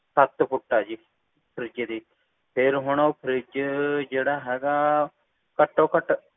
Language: Punjabi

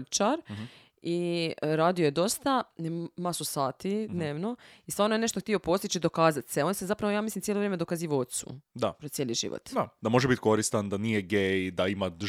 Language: Croatian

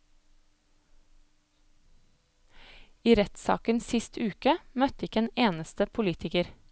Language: Norwegian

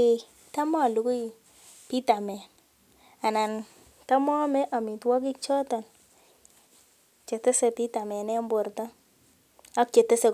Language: Kalenjin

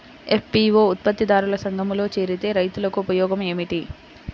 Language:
Telugu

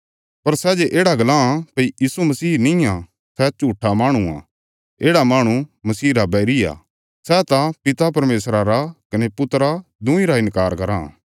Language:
Bilaspuri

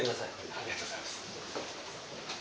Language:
Japanese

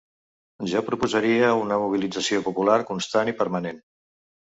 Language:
Catalan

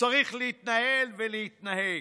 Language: Hebrew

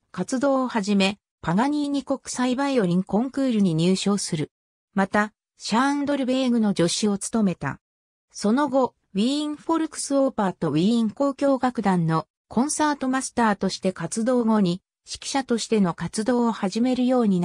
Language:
Japanese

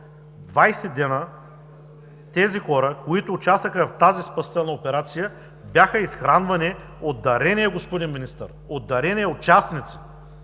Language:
Bulgarian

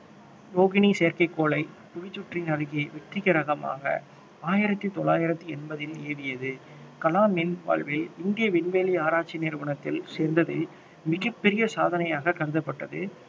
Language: Tamil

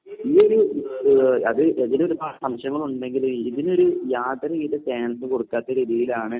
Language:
Malayalam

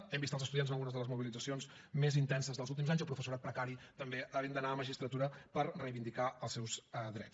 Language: Catalan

